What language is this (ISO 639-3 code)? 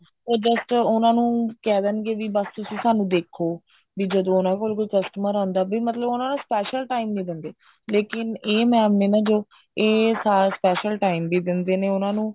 pan